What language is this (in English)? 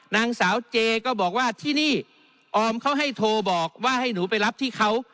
Thai